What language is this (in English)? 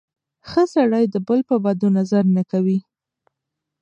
Pashto